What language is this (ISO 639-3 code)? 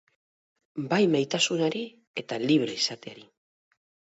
eus